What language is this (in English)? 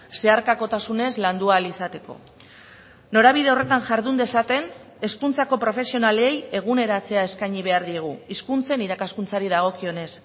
Basque